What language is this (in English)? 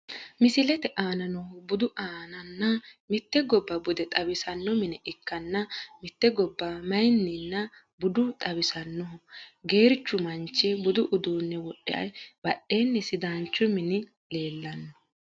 Sidamo